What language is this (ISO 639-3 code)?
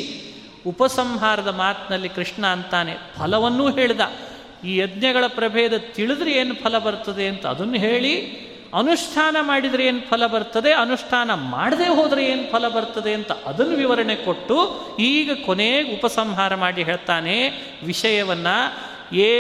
kan